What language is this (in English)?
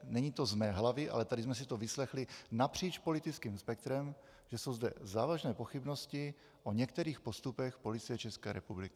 Czech